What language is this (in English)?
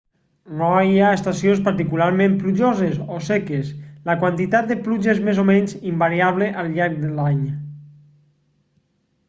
Catalan